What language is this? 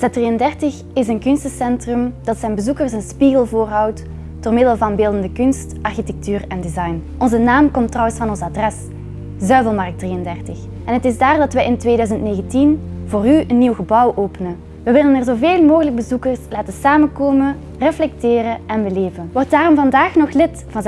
Dutch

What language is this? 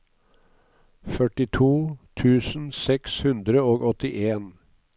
Norwegian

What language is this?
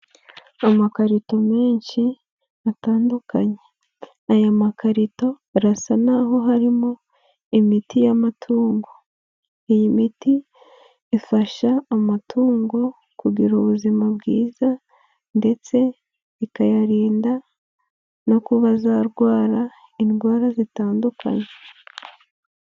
Kinyarwanda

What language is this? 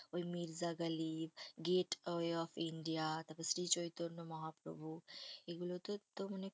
Bangla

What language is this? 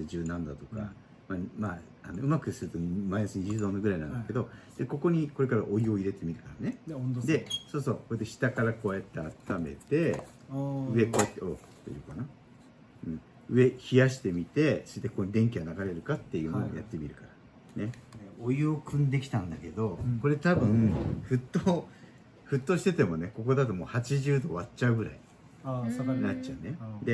Japanese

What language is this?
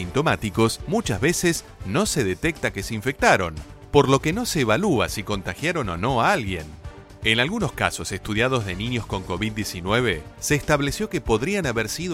Spanish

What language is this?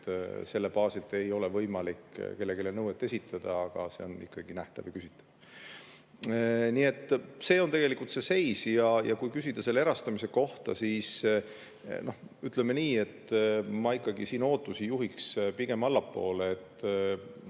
Estonian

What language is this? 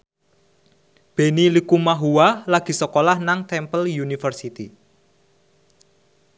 Javanese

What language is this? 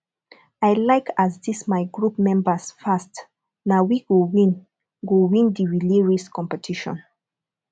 Nigerian Pidgin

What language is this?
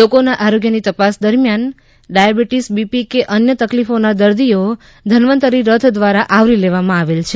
Gujarati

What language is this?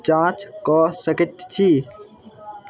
Maithili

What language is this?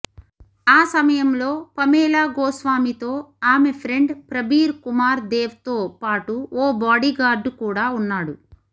Telugu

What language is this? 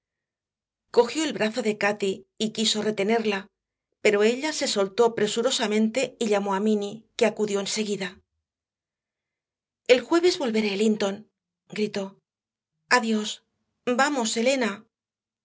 Spanish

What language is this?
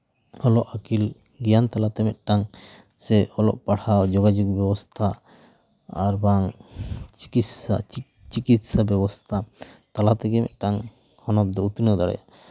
Santali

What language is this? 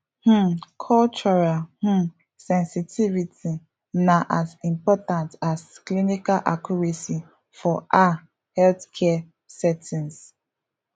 Nigerian Pidgin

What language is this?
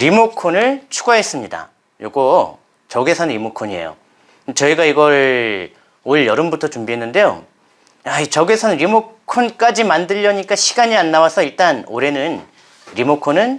Korean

